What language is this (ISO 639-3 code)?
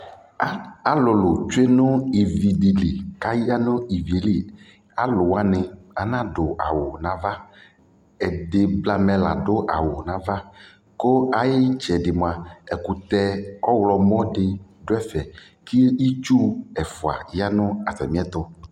kpo